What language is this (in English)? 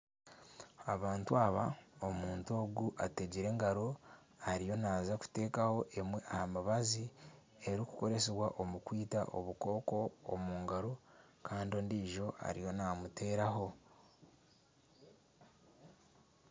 Nyankole